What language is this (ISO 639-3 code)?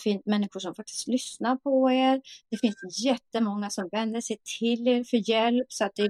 swe